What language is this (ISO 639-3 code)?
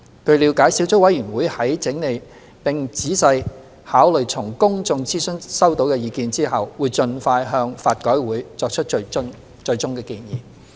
yue